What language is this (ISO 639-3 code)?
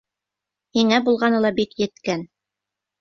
bak